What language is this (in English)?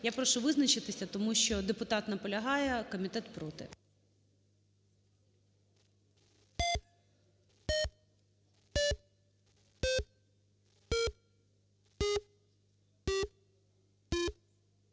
Ukrainian